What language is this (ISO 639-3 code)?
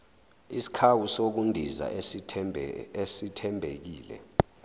zul